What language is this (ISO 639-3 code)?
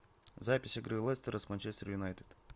rus